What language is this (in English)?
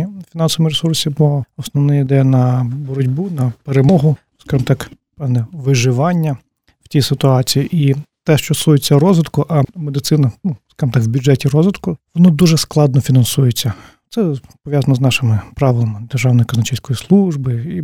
Ukrainian